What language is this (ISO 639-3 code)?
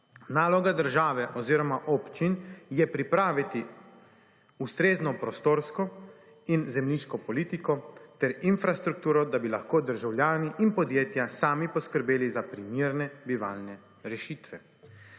slv